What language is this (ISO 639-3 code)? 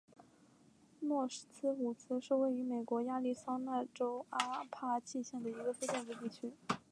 zho